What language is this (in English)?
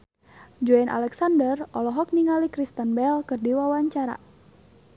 Sundanese